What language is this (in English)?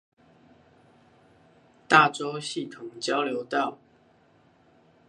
Chinese